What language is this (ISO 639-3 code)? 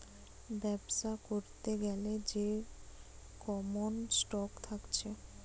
ben